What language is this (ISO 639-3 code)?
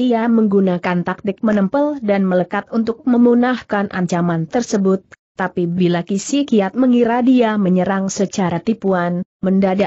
ind